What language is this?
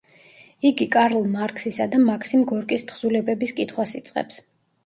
Georgian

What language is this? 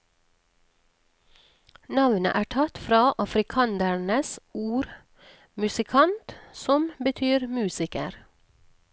Norwegian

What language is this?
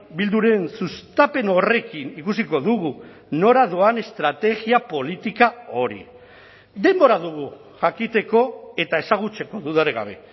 Basque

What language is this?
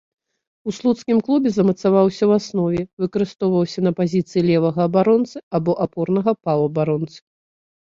Belarusian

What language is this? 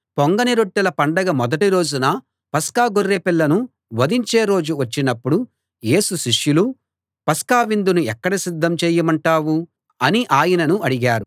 Telugu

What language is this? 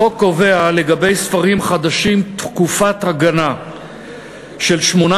Hebrew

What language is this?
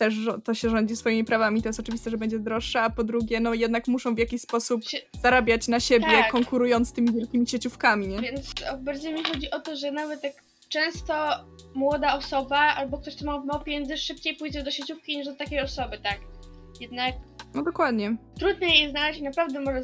Polish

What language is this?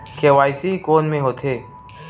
Chhattisgarhi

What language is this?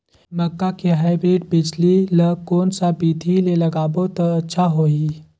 Chhattisgarhi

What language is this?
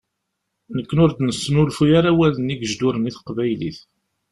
Kabyle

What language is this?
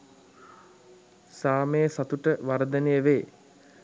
Sinhala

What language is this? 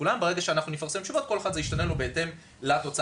Hebrew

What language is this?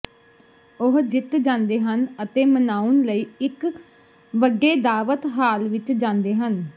Punjabi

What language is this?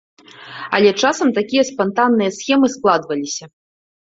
Belarusian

